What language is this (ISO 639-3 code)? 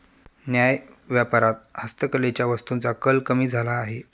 mar